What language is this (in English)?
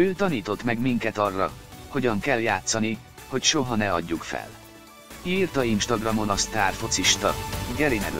Hungarian